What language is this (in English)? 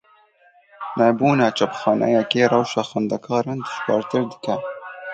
Kurdish